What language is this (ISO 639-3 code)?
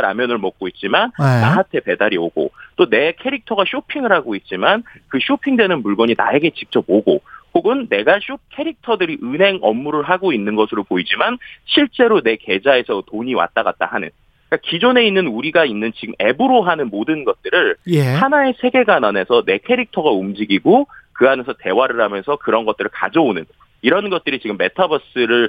kor